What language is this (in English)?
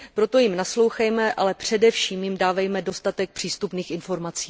Czech